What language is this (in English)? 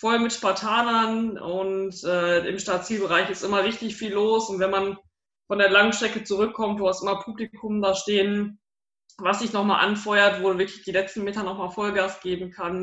German